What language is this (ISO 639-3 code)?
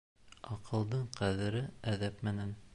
bak